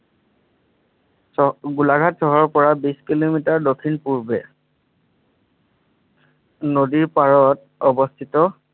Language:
Assamese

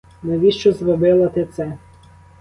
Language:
Ukrainian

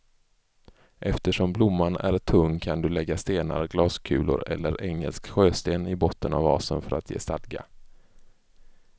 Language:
Swedish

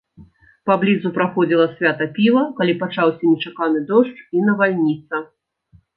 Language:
Belarusian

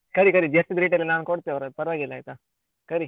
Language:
Kannada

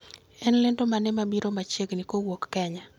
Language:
Luo (Kenya and Tanzania)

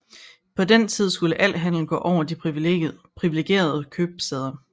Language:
Danish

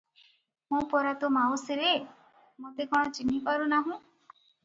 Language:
Odia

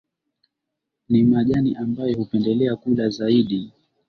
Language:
Swahili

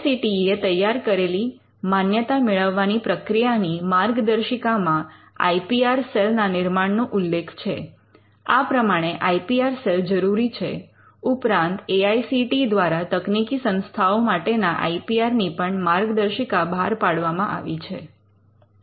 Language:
Gujarati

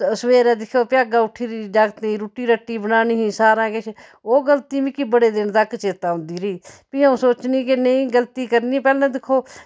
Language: Dogri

